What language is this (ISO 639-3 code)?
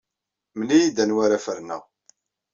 kab